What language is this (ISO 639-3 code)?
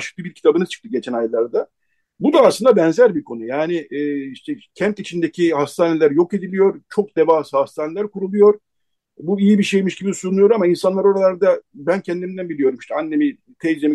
tur